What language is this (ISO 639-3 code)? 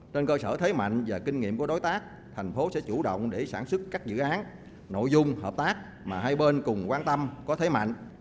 vie